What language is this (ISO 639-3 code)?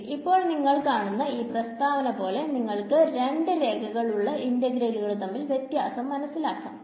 mal